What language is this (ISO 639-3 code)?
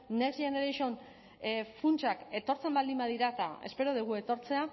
eus